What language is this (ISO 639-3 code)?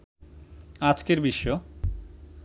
ben